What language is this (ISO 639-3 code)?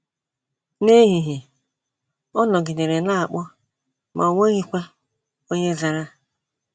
ibo